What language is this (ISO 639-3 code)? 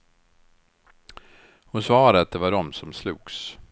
swe